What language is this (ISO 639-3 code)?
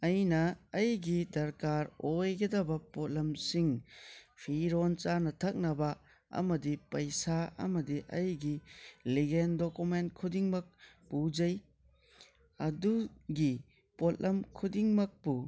mni